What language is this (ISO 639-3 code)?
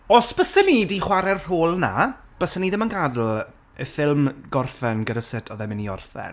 cym